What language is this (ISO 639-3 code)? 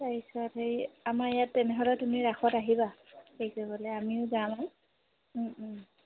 asm